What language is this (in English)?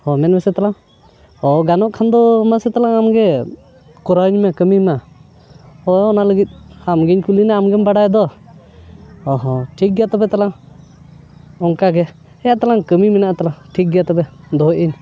Santali